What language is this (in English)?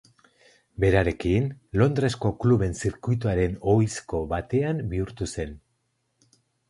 Basque